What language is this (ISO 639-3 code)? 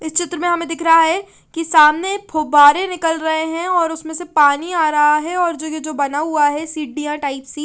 hin